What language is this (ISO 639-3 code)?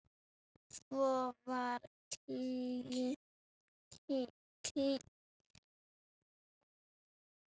isl